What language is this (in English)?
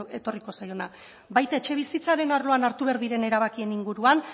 Basque